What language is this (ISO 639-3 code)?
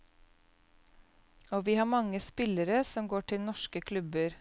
nor